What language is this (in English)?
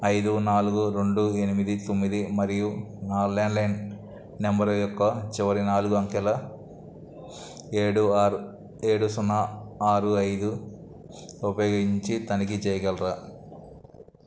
Telugu